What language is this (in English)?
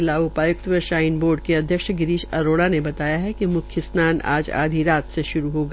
Hindi